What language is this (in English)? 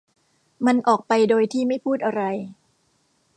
Thai